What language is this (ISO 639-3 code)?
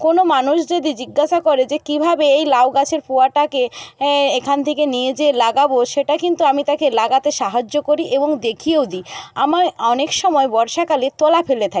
ben